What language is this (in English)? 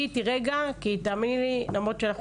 Hebrew